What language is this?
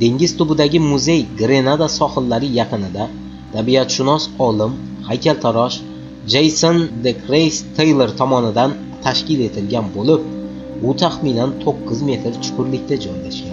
Turkish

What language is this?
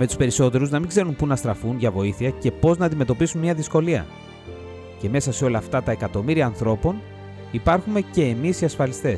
Greek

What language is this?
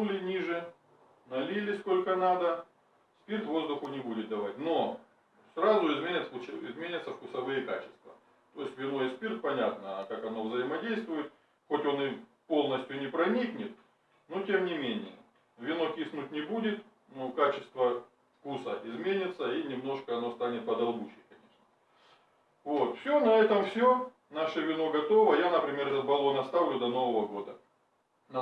Russian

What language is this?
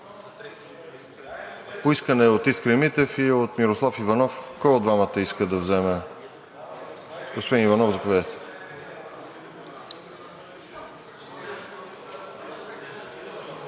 Bulgarian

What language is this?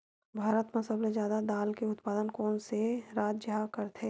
Chhattisgarhi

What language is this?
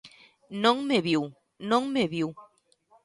Galician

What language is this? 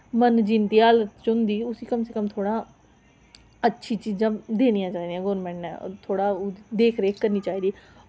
Dogri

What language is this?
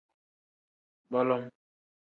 Tem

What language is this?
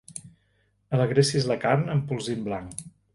Catalan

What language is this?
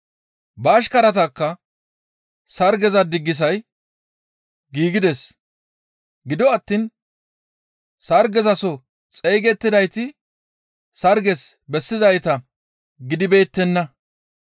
Gamo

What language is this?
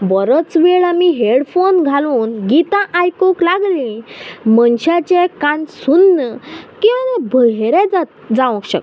Konkani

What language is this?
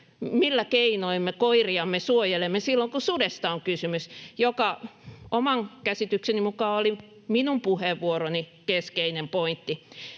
Finnish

